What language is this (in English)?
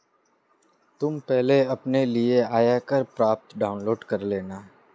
Hindi